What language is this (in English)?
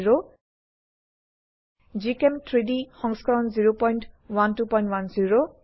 Assamese